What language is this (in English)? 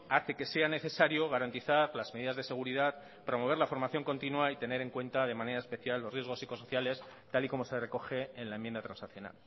Spanish